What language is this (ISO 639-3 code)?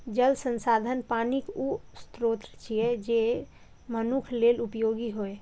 mai